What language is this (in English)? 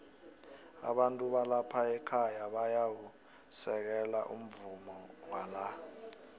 South Ndebele